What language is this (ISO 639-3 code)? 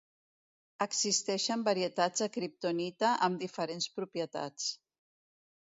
cat